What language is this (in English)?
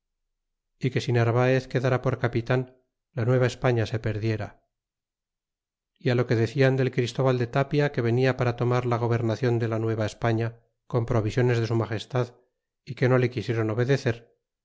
Spanish